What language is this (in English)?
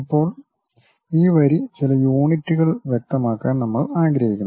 Malayalam